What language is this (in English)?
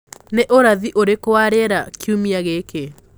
Kikuyu